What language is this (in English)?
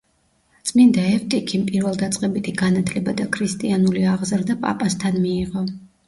Georgian